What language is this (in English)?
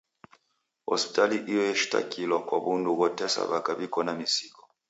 Taita